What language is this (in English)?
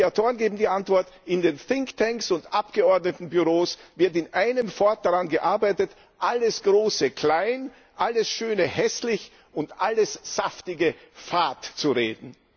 German